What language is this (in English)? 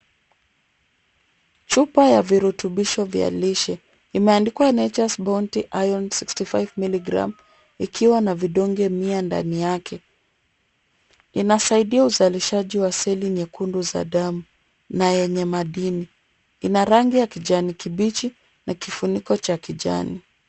Swahili